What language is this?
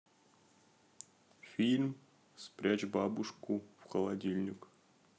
Russian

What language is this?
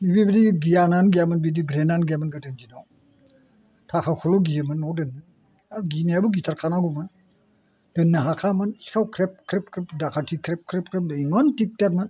Bodo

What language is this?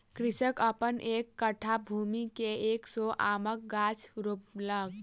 Maithili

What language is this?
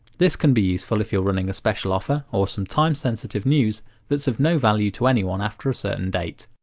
English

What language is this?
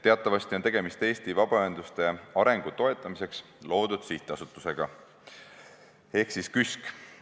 Estonian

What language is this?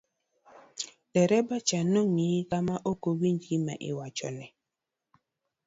Luo (Kenya and Tanzania)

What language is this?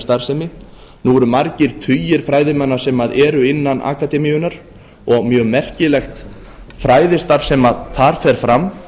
Icelandic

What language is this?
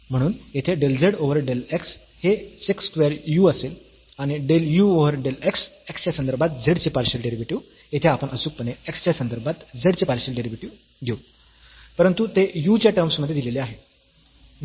Marathi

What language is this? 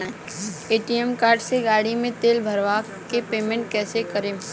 Bhojpuri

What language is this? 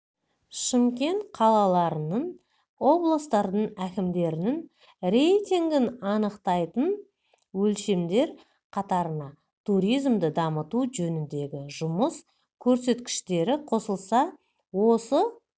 Kazakh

